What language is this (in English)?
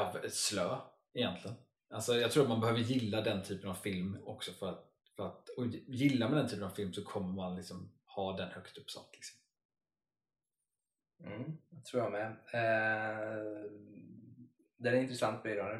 Swedish